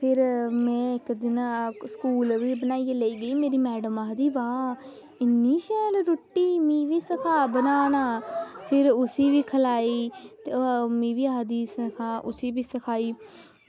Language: Dogri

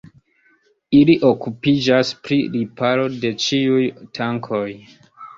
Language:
Esperanto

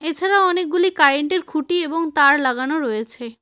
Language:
Bangla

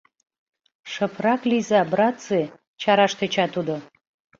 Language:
Mari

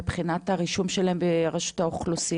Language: Hebrew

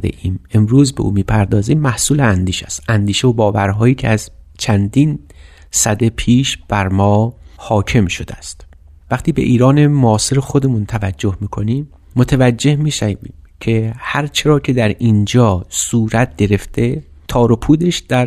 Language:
Persian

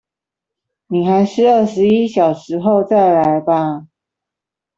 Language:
Chinese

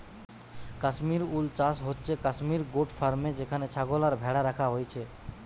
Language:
Bangla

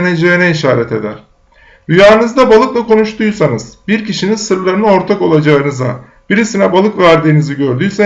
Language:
Turkish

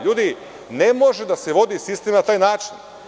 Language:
Serbian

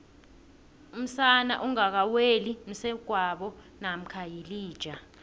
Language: South Ndebele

